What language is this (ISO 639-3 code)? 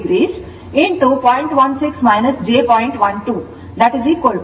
kan